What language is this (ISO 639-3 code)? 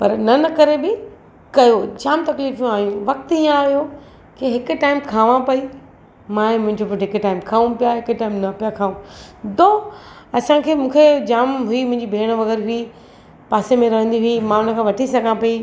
snd